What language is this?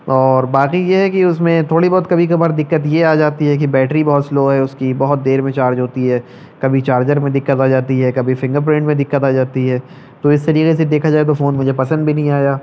Urdu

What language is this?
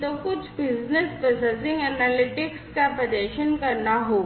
Hindi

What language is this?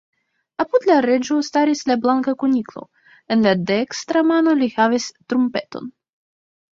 Esperanto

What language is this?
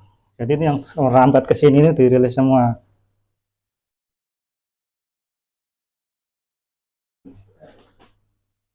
Indonesian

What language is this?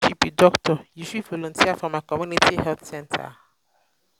Nigerian Pidgin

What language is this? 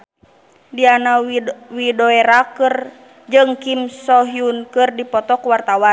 Sundanese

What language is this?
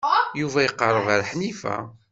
Kabyle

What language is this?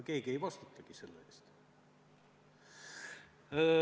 Estonian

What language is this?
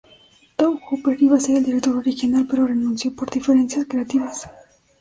Spanish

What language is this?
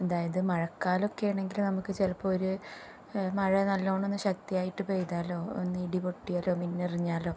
Malayalam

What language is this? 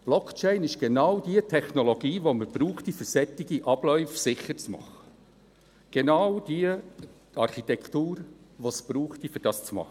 Swiss German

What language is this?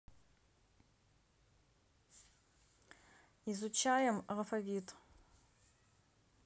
Russian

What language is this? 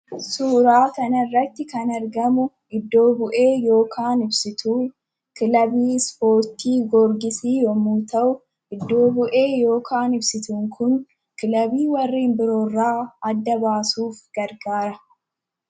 Oromo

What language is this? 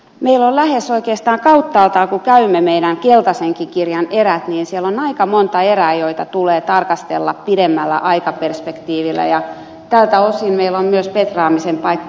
Finnish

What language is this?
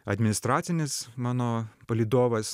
Lithuanian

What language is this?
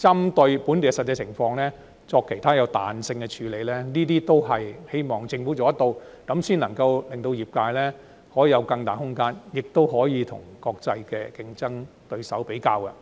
Cantonese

